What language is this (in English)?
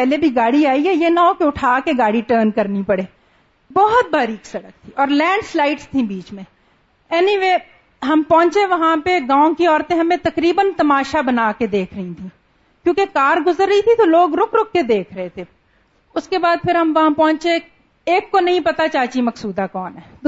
Urdu